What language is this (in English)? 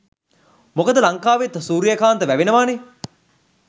Sinhala